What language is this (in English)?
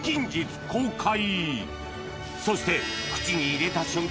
Japanese